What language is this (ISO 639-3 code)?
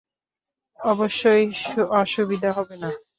ben